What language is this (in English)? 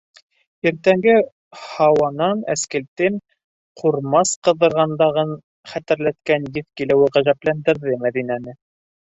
Bashkir